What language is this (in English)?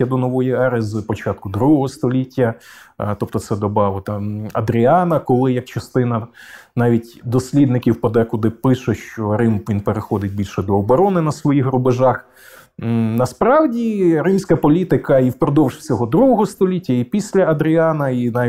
Ukrainian